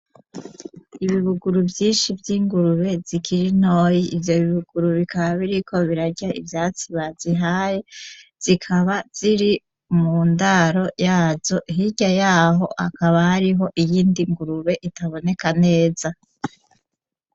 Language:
Rundi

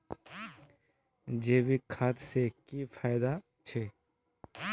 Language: Magahi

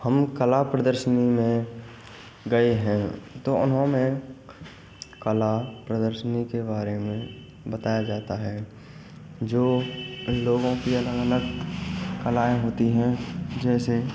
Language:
Hindi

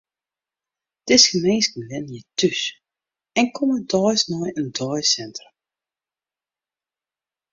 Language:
Western Frisian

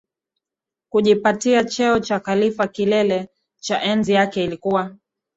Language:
Swahili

